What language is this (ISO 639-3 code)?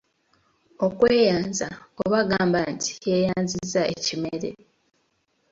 lug